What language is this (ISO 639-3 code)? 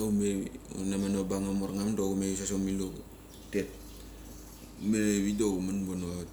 gcc